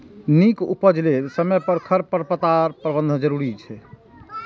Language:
Maithili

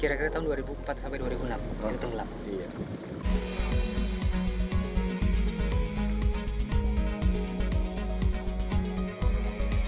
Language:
Indonesian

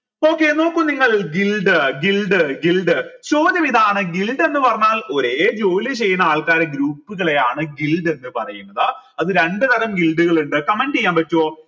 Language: Malayalam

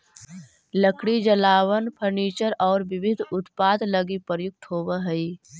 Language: Magahi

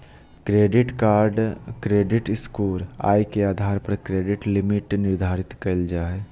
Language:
Magahi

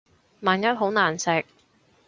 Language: Cantonese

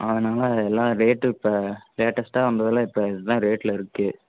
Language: Tamil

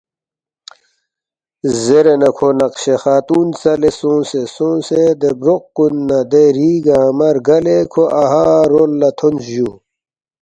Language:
Balti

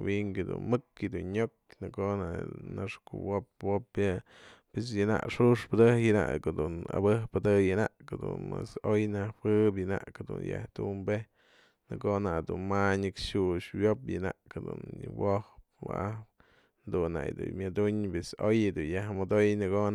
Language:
Mazatlán Mixe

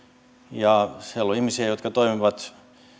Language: Finnish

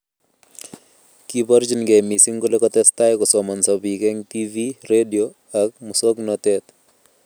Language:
Kalenjin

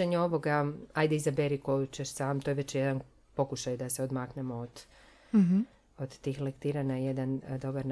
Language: Croatian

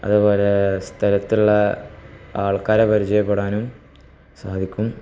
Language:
Malayalam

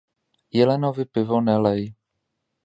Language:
Czech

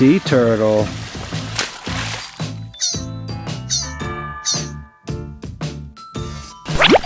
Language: English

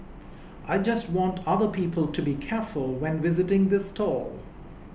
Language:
English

